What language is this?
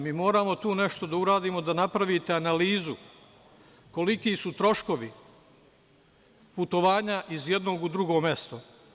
Serbian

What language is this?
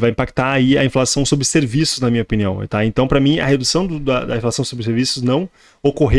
Portuguese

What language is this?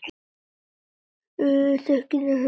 Icelandic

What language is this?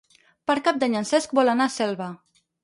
Catalan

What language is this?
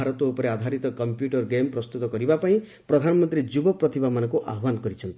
Odia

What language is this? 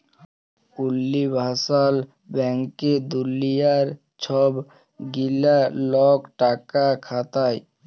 Bangla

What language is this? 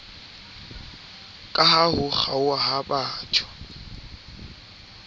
Southern Sotho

